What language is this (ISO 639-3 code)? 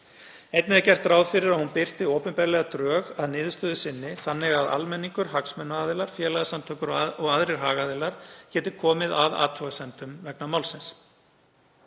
isl